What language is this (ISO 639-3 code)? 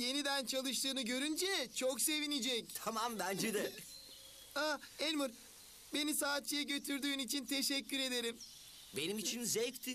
tur